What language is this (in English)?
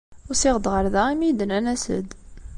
Kabyle